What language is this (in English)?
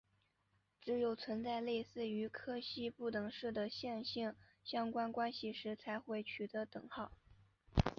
Chinese